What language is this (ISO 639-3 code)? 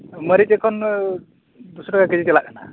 sat